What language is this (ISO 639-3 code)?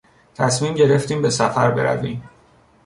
fas